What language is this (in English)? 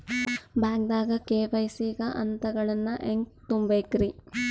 Kannada